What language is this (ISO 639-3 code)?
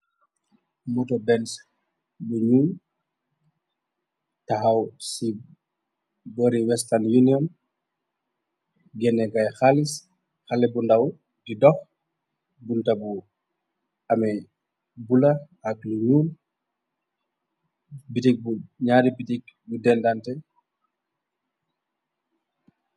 wol